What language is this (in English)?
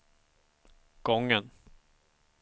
Swedish